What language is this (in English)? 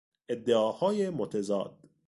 Persian